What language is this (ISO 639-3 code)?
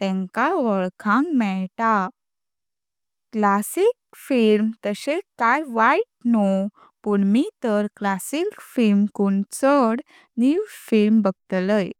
kok